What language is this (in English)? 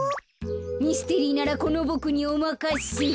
Japanese